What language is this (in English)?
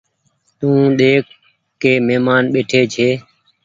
Goaria